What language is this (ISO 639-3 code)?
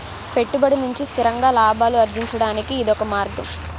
tel